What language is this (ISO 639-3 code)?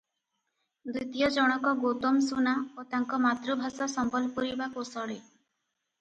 ori